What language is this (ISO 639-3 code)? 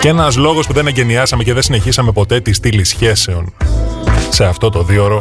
ell